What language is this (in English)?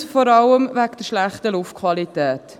Swiss German